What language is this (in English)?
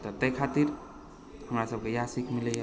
Maithili